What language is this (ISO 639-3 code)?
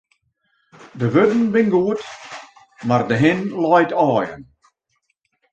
fry